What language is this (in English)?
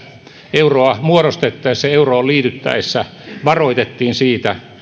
Finnish